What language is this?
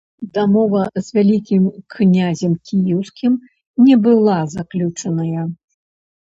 Belarusian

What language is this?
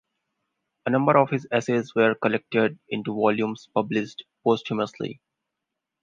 English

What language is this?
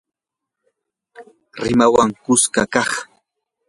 Yanahuanca Pasco Quechua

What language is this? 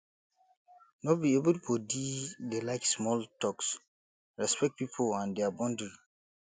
Nigerian Pidgin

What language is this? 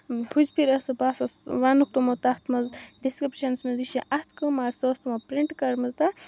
Kashmiri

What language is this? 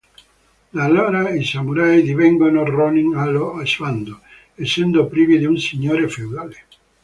Italian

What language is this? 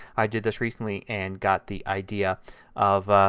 English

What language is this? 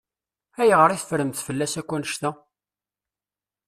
Kabyle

